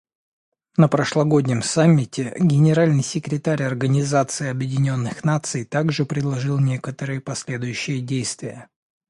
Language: Russian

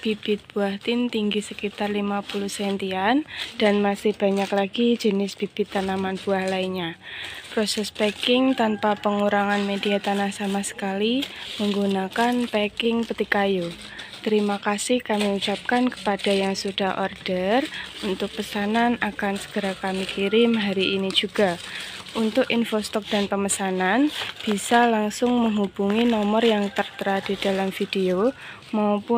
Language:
Indonesian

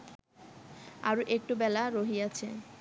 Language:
Bangla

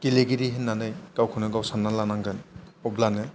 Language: Bodo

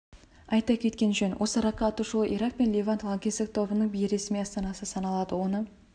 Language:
Kazakh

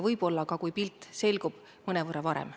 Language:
Estonian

